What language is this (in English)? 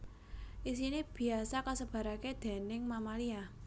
Javanese